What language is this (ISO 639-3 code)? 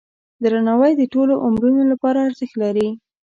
pus